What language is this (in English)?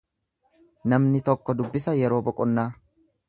Oromo